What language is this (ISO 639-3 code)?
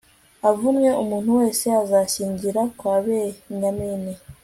kin